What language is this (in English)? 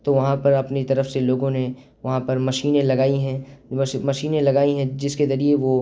Urdu